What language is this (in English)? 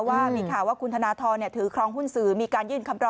Thai